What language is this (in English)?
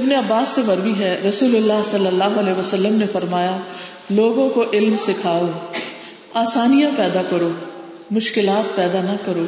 Urdu